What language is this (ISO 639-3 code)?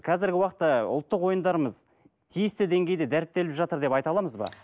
kaz